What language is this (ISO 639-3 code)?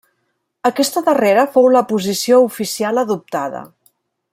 cat